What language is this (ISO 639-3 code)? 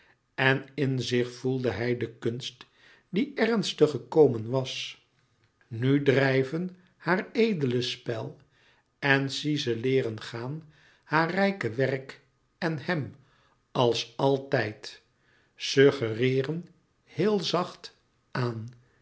nld